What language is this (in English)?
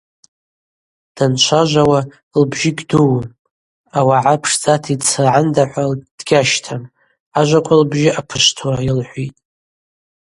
Abaza